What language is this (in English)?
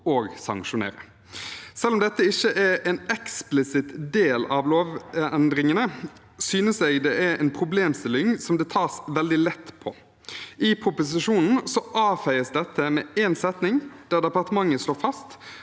Norwegian